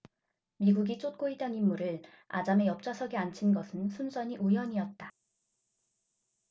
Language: Korean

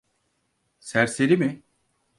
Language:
Turkish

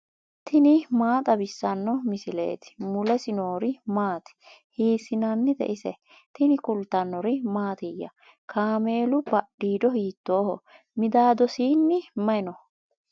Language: Sidamo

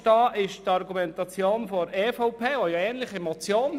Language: Swiss German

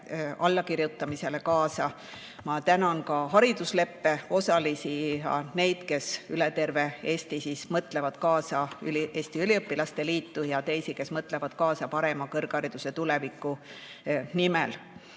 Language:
Estonian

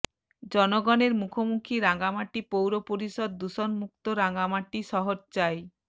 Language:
Bangla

